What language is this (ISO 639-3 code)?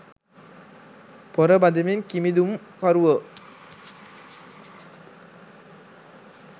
sin